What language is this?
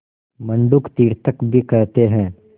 Hindi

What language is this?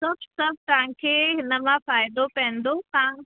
Sindhi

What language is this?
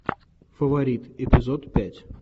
Russian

